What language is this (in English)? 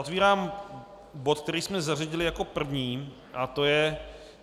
Czech